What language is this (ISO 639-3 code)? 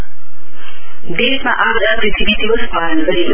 nep